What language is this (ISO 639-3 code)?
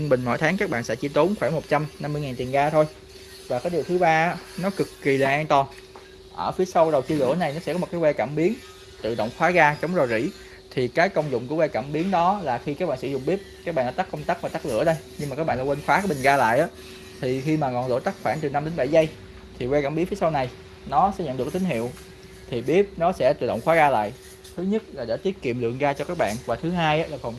vie